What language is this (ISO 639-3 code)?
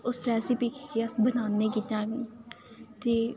doi